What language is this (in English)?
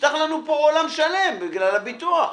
Hebrew